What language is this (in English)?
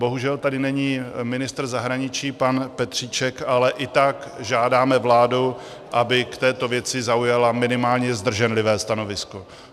Czech